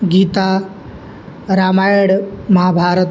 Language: Sanskrit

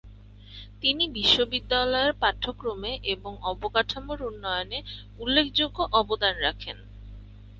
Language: Bangla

